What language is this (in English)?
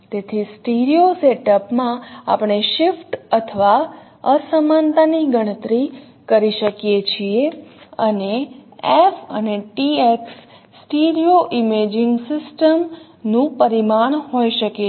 Gujarati